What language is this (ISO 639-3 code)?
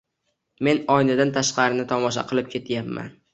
uzb